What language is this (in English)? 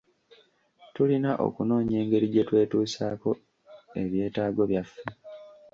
Ganda